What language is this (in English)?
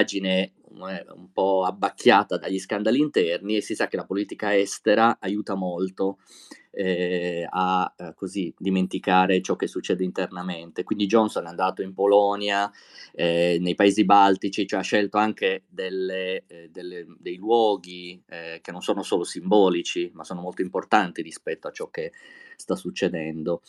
Italian